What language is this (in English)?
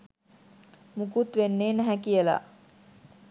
Sinhala